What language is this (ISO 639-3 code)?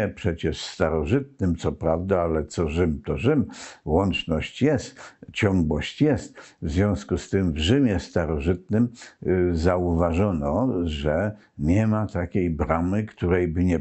pol